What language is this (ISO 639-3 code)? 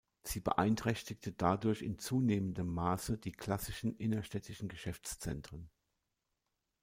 deu